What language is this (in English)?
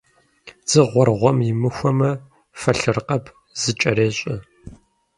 Kabardian